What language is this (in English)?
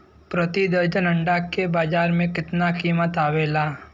Bhojpuri